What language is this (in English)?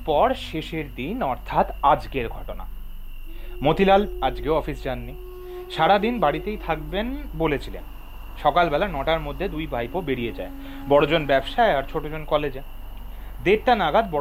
Bangla